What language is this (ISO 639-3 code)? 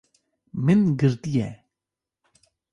kur